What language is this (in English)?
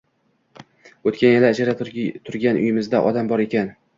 Uzbek